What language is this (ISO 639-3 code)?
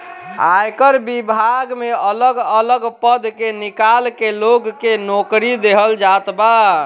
bho